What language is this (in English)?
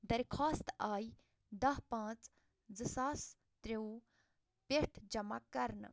Kashmiri